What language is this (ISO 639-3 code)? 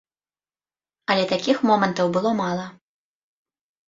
bel